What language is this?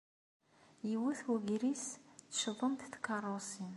Kabyle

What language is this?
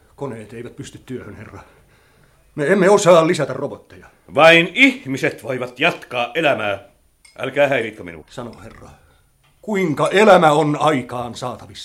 Finnish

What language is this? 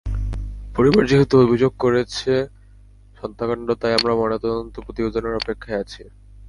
Bangla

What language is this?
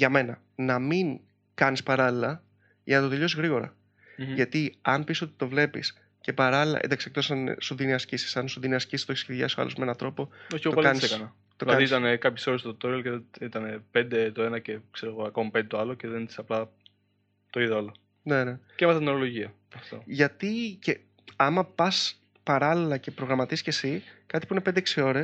Greek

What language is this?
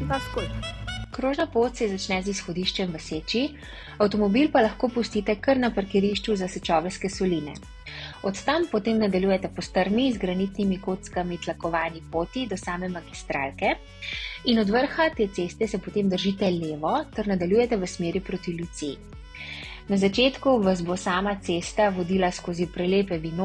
Slovenian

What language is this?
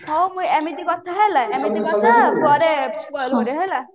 Odia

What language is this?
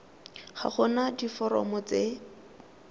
Tswana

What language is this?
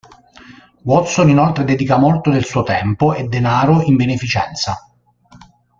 Italian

